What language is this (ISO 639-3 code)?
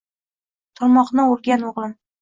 uzb